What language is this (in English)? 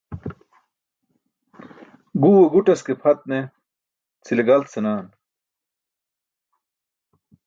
Burushaski